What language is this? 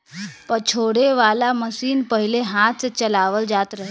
Bhojpuri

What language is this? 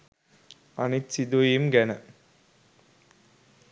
Sinhala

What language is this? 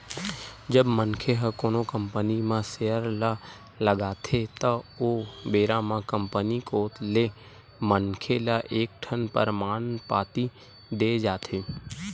Chhattisgarhi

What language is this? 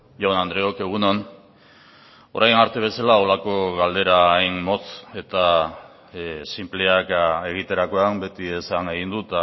Basque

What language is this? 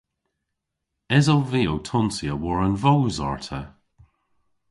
Cornish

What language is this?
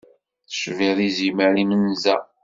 Kabyle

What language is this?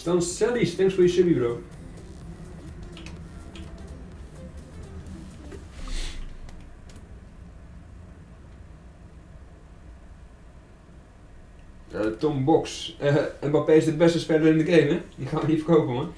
Dutch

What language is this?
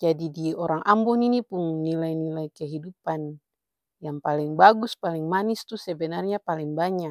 Ambonese Malay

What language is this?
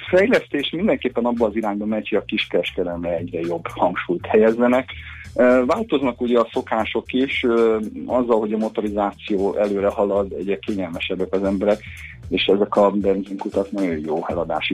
Hungarian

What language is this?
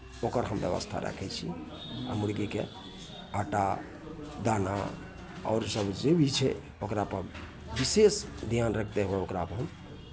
Maithili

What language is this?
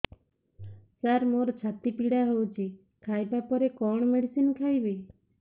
Odia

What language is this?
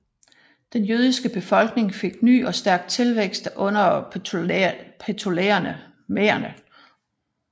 Danish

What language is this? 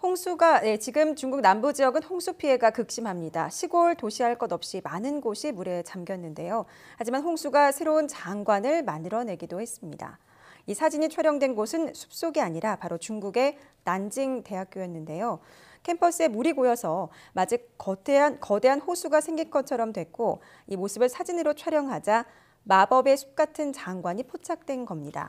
Korean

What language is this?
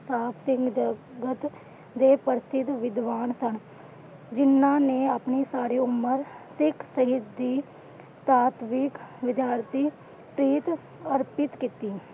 Punjabi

